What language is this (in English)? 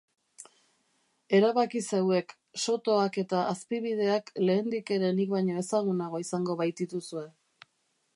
Basque